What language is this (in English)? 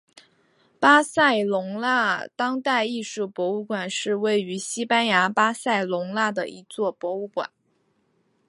Chinese